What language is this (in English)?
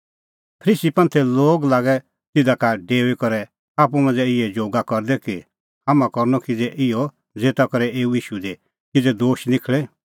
Kullu Pahari